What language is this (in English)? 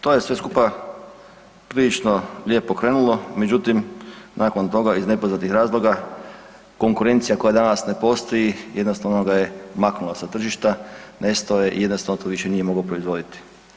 Croatian